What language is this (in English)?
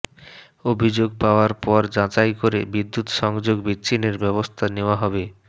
Bangla